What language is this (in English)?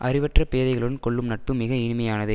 Tamil